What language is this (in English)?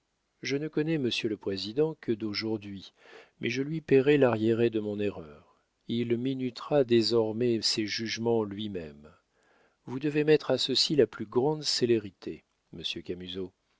French